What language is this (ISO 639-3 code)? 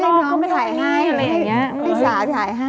tha